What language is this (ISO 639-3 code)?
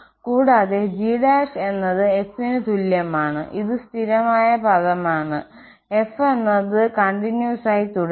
mal